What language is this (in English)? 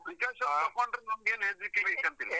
Kannada